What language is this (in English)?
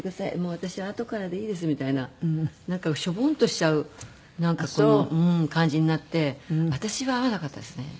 Japanese